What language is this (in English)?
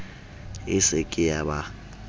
Southern Sotho